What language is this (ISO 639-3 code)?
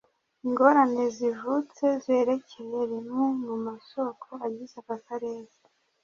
kin